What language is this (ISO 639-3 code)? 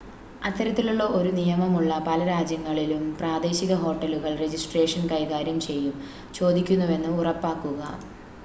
mal